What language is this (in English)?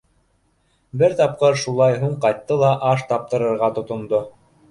Bashkir